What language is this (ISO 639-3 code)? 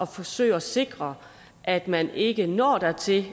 dan